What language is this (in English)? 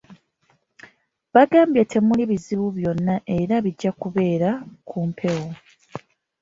Ganda